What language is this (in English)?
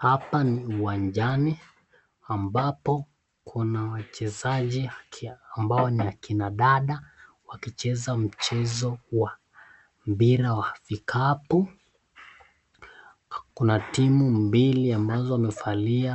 Swahili